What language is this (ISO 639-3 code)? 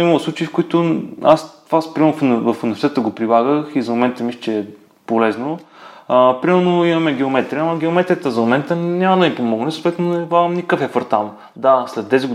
bul